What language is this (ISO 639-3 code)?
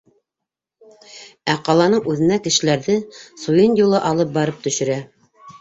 bak